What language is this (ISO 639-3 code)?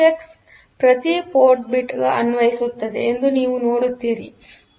kan